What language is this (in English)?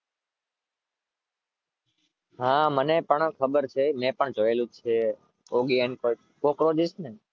Gujarati